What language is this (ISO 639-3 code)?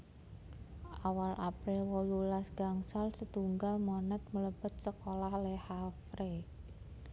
jav